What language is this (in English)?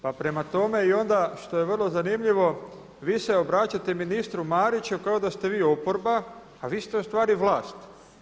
Croatian